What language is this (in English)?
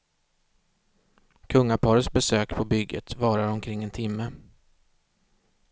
Swedish